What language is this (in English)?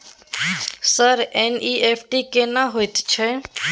Maithili